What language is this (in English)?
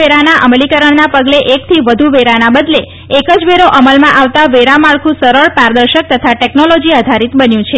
Gujarati